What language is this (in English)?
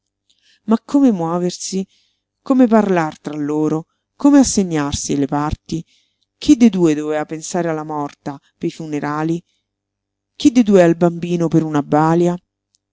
Italian